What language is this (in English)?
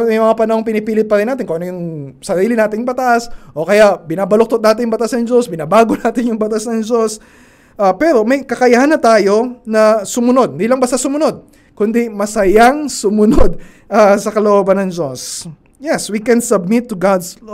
Filipino